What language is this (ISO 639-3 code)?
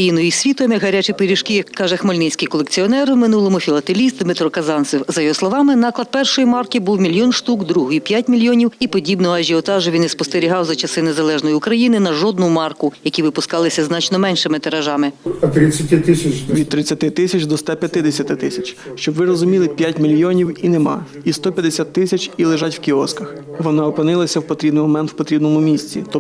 ukr